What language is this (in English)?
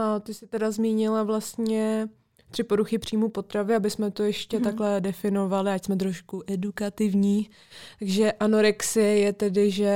Czech